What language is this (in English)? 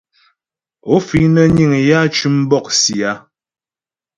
Ghomala